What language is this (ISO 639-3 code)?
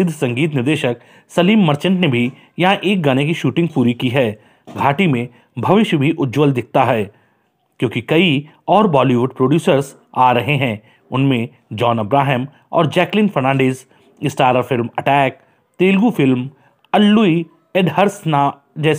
hin